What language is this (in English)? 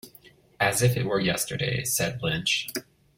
English